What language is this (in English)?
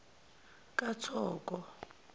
Zulu